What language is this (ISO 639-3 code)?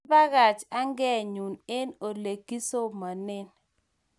kln